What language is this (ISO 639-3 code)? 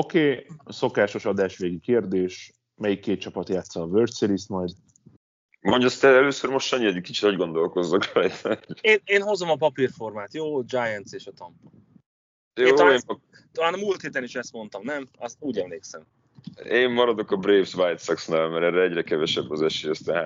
hun